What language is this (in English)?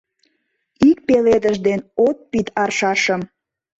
Mari